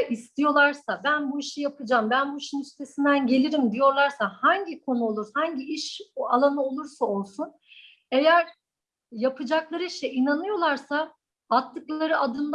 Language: Turkish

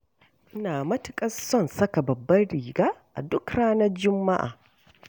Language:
Hausa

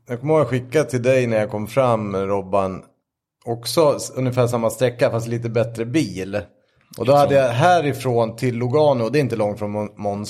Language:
Swedish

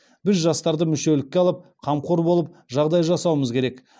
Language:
Kazakh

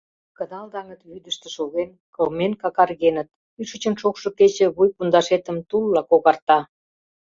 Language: Mari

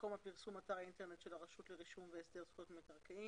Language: Hebrew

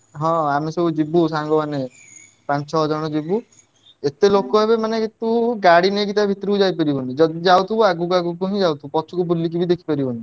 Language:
Odia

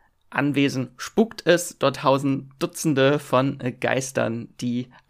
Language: German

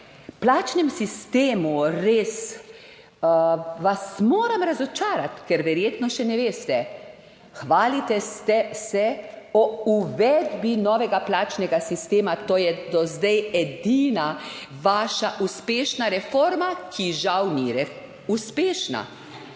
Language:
Slovenian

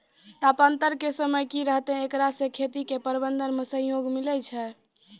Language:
Maithili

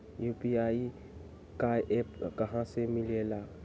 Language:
Magahi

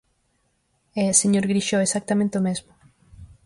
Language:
Galician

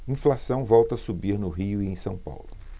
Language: Portuguese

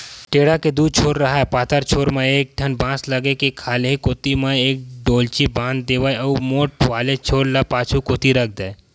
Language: Chhattisgarhi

